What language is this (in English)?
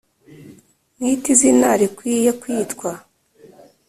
Kinyarwanda